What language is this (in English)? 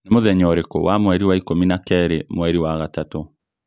Kikuyu